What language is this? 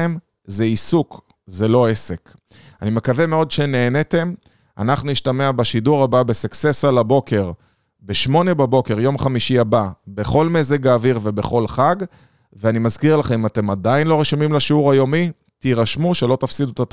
Hebrew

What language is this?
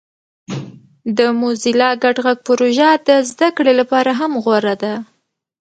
Pashto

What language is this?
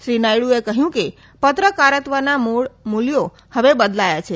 Gujarati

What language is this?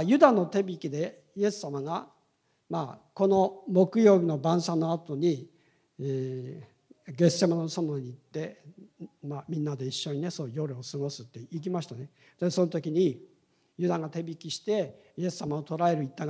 Japanese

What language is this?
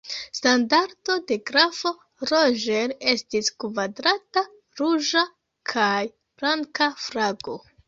Esperanto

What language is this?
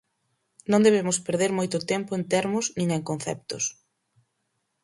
Galician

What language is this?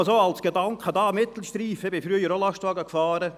Swiss German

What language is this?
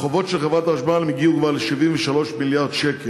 Hebrew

